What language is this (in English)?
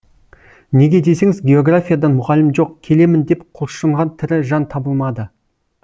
Kazakh